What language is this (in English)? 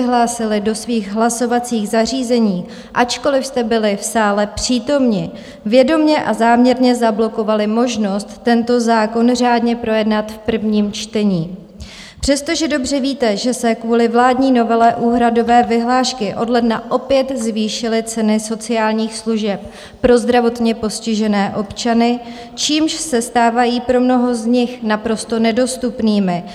Czech